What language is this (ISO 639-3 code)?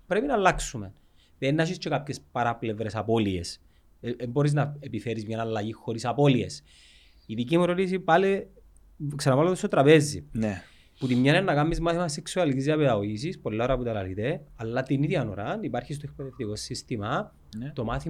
ell